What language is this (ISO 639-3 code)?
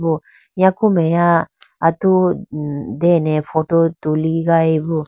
clk